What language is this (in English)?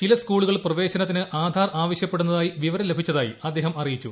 Malayalam